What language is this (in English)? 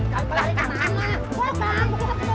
Indonesian